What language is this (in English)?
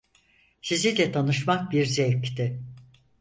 Turkish